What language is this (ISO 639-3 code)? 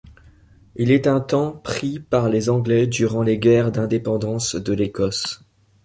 fra